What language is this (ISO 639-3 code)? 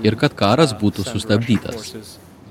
lit